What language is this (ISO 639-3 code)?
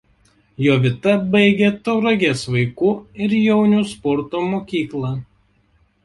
lit